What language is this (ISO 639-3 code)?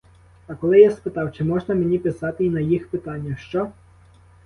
ukr